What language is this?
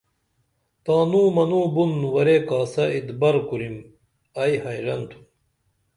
Dameli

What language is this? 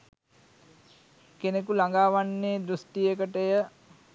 Sinhala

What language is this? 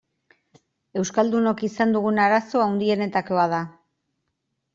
Basque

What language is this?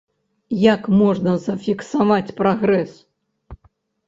Belarusian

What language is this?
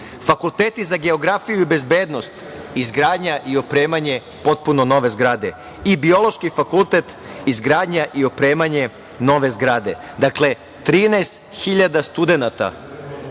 Serbian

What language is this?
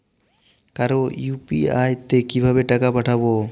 Bangla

